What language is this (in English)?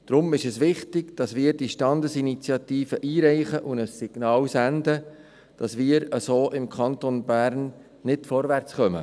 Swiss German